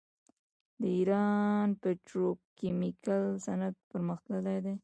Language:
Pashto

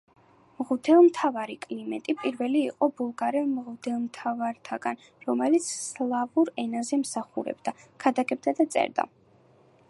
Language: Georgian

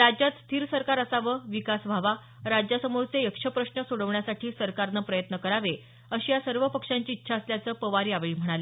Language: Marathi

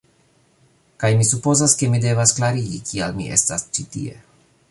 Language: Esperanto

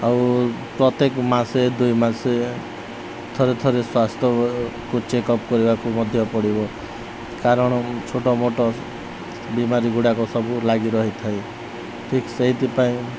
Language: Odia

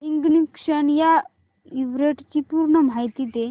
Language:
Marathi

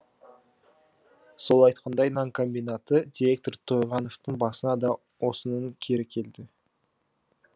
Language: Kazakh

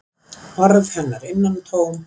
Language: Icelandic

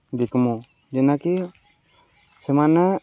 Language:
Odia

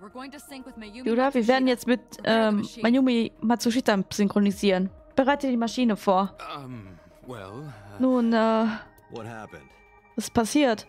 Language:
German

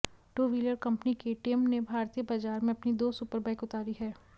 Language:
Hindi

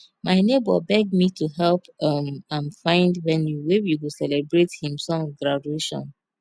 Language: Nigerian Pidgin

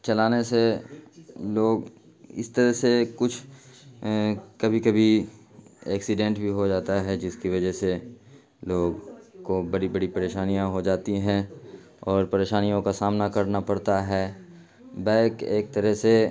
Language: Urdu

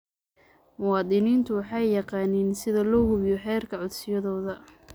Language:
Somali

